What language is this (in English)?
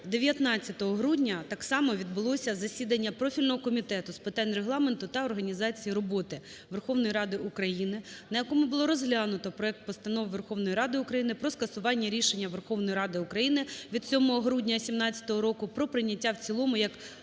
Ukrainian